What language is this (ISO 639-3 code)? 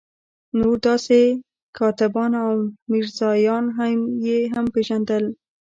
pus